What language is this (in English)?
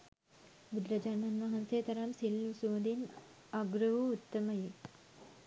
Sinhala